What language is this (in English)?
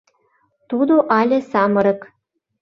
Mari